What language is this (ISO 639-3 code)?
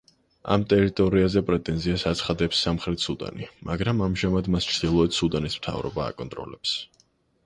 kat